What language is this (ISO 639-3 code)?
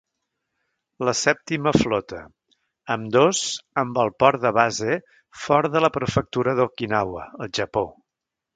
cat